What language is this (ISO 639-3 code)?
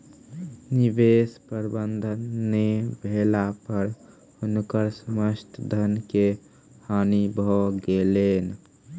mai